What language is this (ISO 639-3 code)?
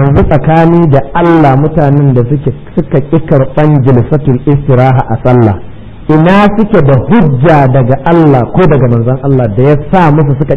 ara